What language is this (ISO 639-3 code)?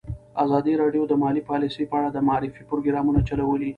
pus